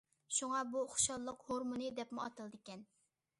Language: Uyghur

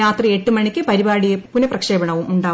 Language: Malayalam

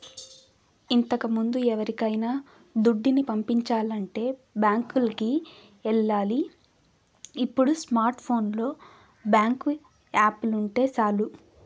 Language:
Telugu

